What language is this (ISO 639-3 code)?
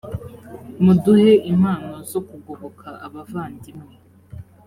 kin